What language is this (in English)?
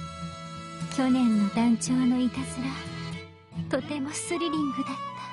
Japanese